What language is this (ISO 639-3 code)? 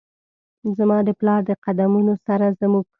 pus